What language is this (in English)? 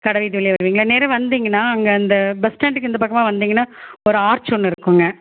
Tamil